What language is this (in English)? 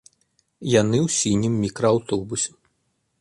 Belarusian